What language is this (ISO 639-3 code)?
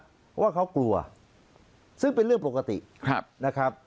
tha